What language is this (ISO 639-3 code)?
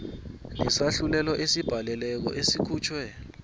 nbl